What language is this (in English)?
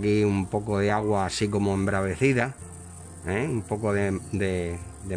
Spanish